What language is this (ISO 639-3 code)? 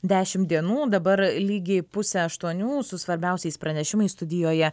lit